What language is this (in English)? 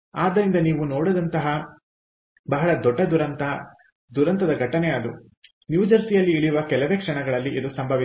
Kannada